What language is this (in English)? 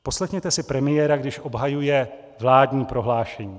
Czech